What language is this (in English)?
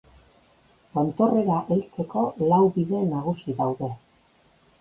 Basque